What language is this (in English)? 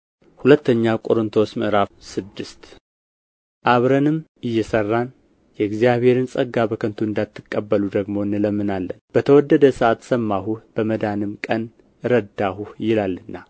Amharic